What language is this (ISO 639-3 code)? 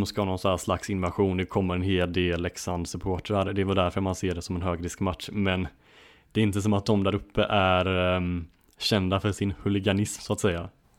swe